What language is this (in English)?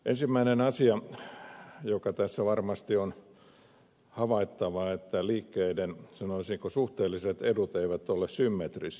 Finnish